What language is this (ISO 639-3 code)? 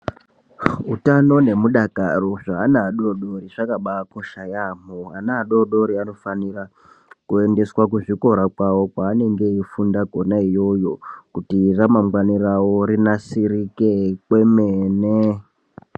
ndc